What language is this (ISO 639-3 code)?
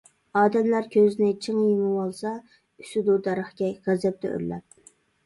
uig